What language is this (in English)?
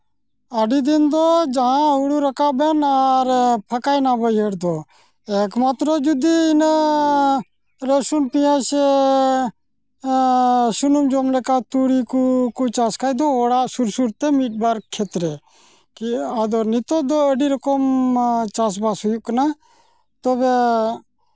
Santali